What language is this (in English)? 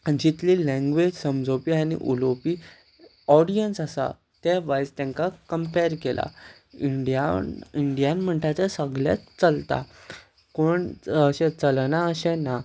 Konkani